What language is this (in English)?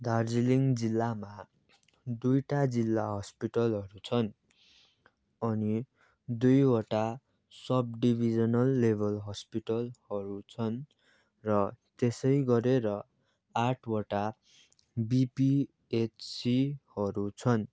Nepali